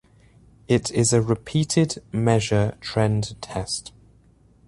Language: English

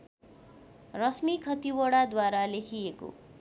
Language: Nepali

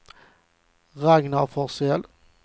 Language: Swedish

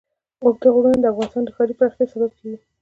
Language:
Pashto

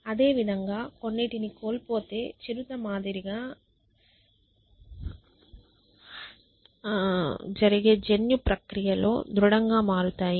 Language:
Telugu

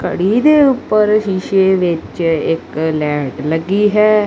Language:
Punjabi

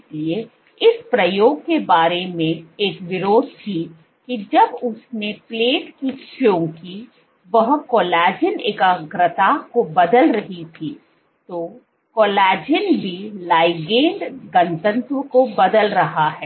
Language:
Hindi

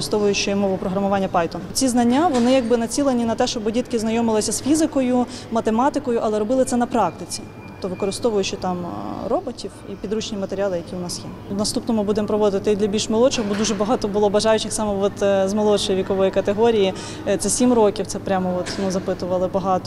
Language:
Ukrainian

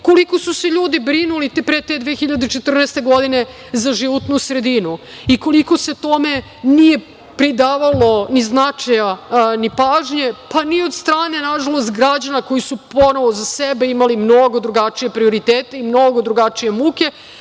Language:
Serbian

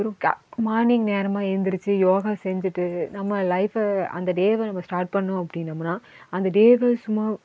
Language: Tamil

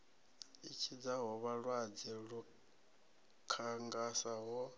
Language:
Venda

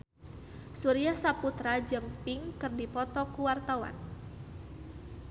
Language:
Sundanese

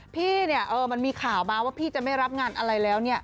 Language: Thai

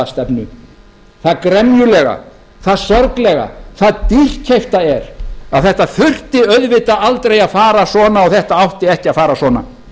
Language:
Icelandic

